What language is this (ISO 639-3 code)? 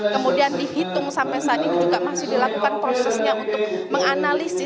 ind